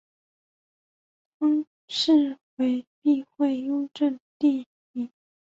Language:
Chinese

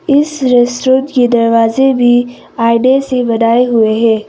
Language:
Hindi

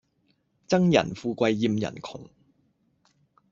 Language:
Cantonese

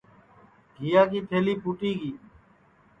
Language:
Sansi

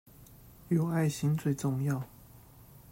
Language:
Chinese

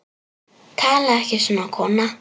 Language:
Icelandic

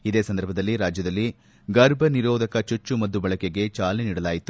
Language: Kannada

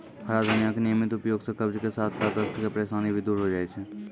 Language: Maithili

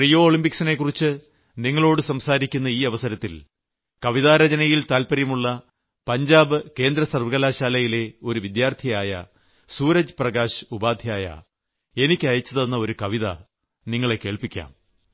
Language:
Malayalam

